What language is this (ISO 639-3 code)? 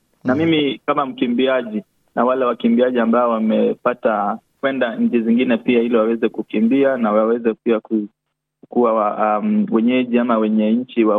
swa